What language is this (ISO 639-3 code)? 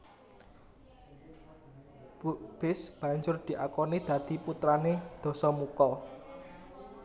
jav